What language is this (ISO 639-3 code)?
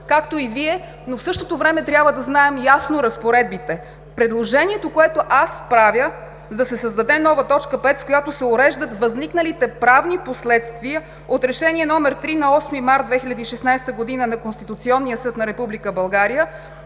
bul